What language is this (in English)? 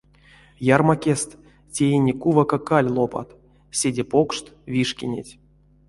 Erzya